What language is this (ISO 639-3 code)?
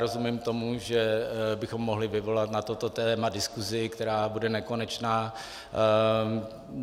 ces